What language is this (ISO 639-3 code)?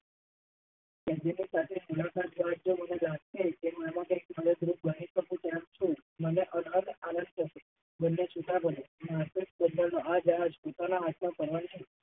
guj